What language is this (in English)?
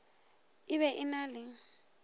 Northern Sotho